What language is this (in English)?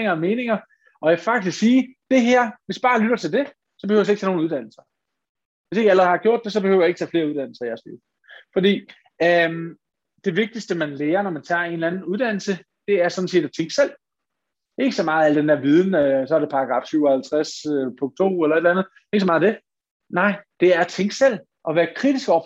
Danish